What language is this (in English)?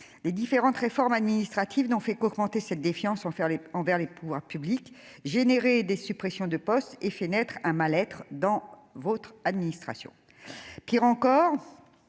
French